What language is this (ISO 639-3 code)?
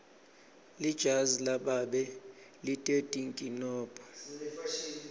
ssw